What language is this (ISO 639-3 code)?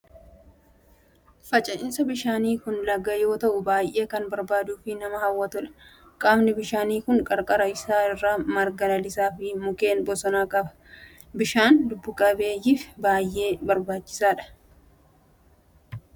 orm